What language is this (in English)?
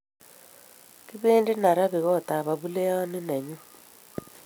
Kalenjin